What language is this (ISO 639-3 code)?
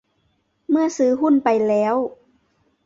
tha